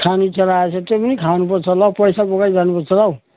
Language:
Nepali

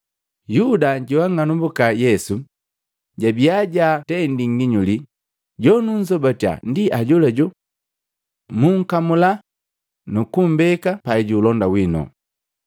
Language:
Matengo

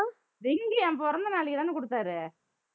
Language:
Tamil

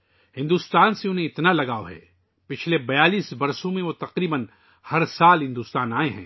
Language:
Urdu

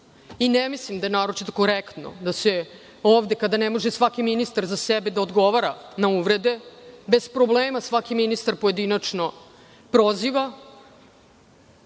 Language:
Serbian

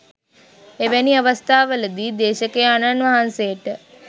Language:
Sinhala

